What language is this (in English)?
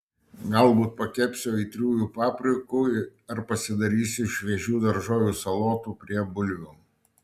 Lithuanian